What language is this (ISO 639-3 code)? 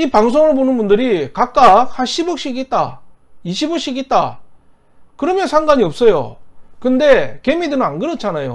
kor